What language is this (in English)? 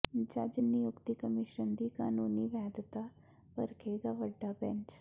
Punjabi